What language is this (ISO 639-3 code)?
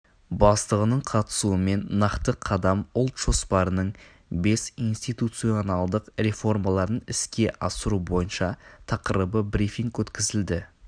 kaz